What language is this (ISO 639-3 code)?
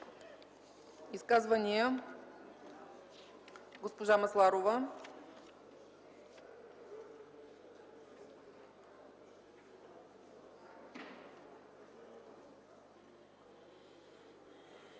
bul